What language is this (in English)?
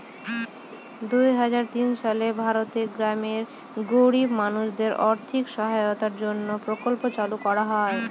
Bangla